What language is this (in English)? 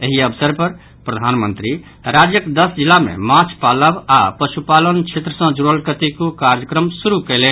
Maithili